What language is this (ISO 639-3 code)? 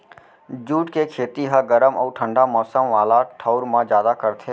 hne